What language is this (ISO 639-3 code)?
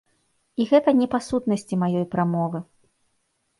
bel